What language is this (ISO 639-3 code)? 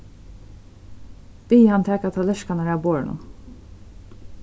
fao